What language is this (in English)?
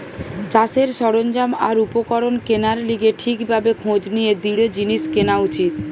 Bangla